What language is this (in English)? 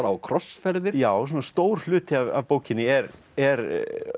Icelandic